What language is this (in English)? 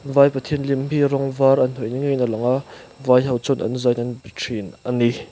Mizo